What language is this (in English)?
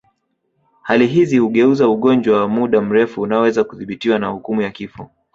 Swahili